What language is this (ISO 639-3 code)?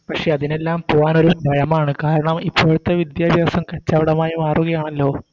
mal